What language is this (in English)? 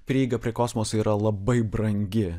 Lithuanian